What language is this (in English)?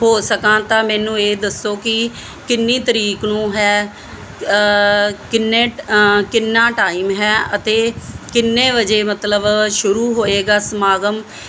Punjabi